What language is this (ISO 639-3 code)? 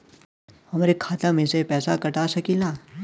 bho